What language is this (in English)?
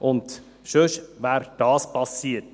Swiss German